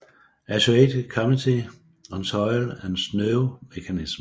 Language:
Danish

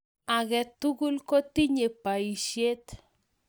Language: Kalenjin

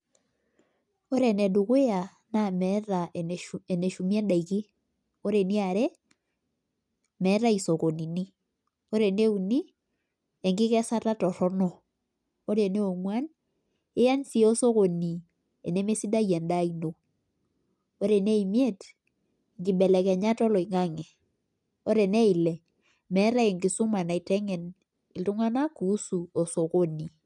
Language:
Masai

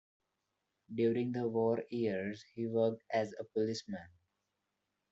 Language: English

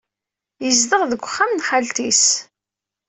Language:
Kabyle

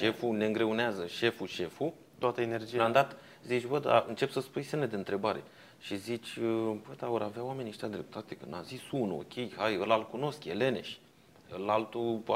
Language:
Romanian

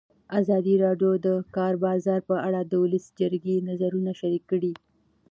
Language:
Pashto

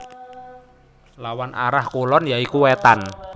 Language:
Javanese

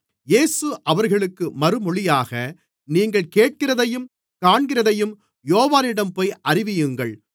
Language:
Tamil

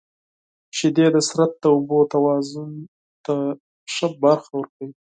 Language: Pashto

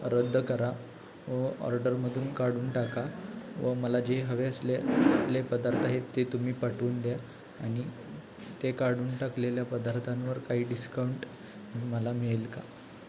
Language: Marathi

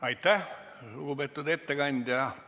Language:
Estonian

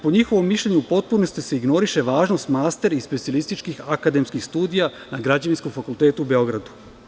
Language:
Serbian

